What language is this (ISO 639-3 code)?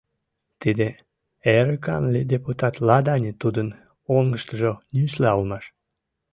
chm